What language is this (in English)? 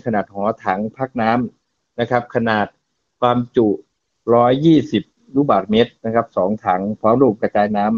Thai